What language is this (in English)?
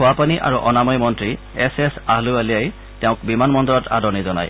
Assamese